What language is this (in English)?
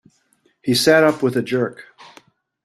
English